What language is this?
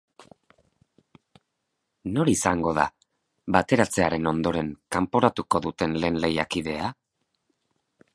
Basque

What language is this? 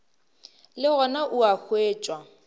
Northern Sotho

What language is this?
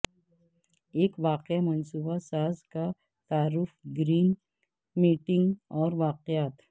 Urdu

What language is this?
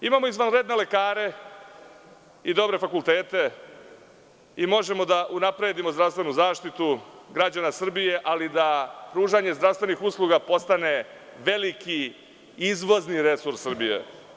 Serbian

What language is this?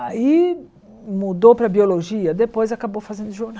Portuguese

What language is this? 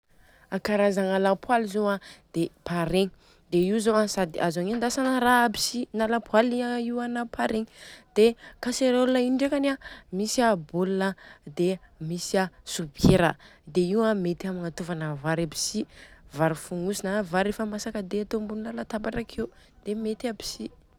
Southern Betsimisaraka Malagasy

